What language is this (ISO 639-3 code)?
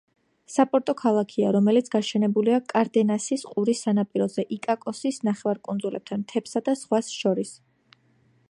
kat